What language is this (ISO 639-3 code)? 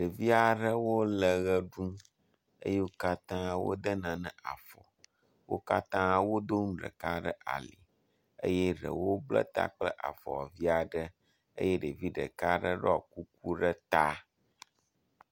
ewe